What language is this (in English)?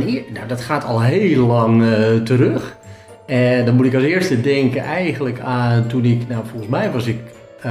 Dutch